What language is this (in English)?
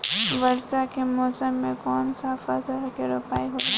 Bhojpuri